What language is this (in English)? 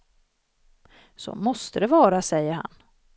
Swedish